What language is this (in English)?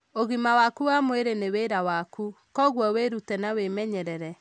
Kikuyu